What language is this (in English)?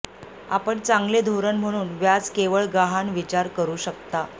Marathi